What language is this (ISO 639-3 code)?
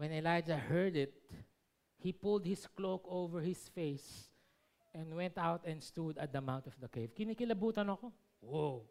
fil